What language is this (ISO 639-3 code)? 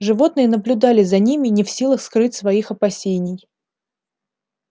rus